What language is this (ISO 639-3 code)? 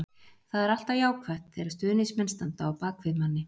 isl